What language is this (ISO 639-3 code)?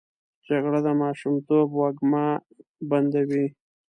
pus